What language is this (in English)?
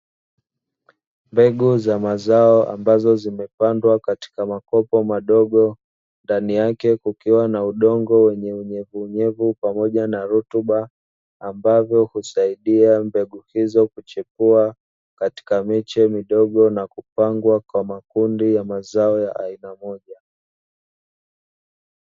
Swahili